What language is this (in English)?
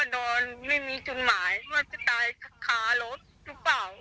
Thai